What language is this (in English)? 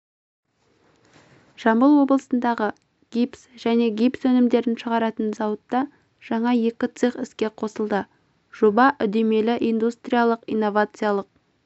Kazakh